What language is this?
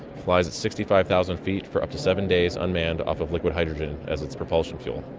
English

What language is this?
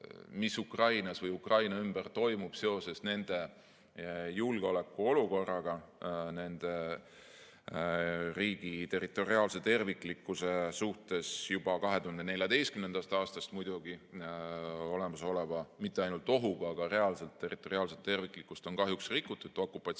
Estonian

